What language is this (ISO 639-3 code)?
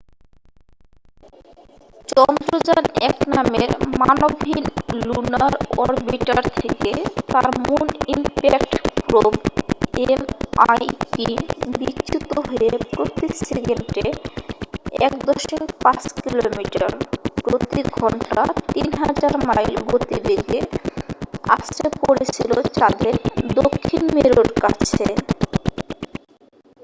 ben